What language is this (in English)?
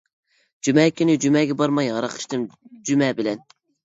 Uyghur